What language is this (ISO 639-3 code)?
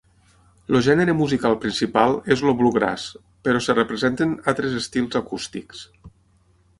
cat